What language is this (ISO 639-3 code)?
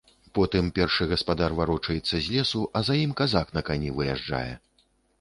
bel